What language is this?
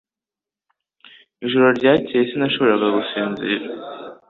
Kinyarwanda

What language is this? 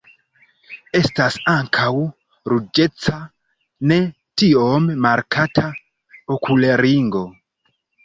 Esperanto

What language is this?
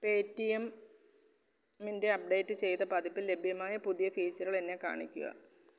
Malayalam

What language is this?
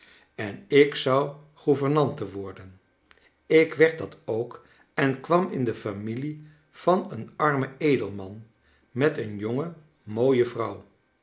Dutch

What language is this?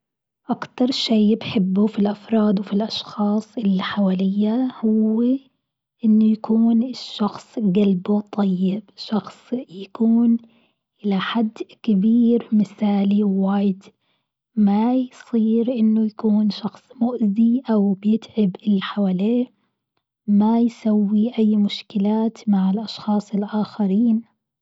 Gulf Arabic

